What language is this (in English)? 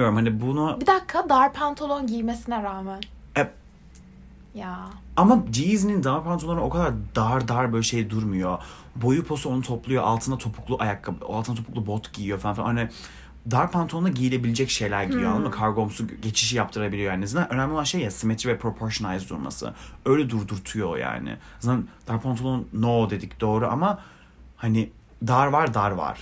Turkish